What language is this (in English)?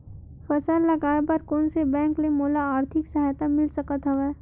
Chhattisgarhi